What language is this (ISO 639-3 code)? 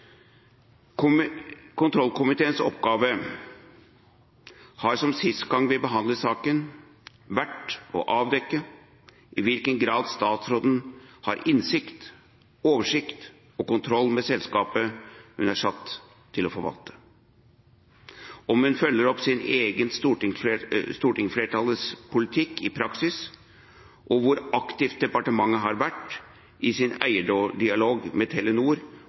nob